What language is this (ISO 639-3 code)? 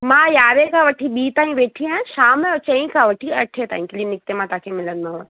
snd